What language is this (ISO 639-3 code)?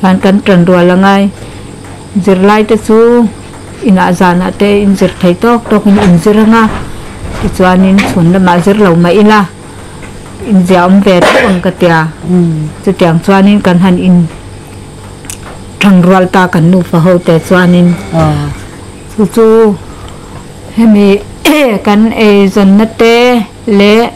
tha